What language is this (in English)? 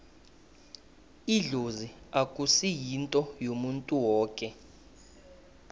South Ndebele